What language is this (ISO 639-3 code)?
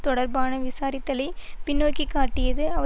tam